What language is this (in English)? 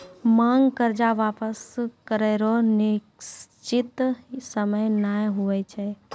Maithili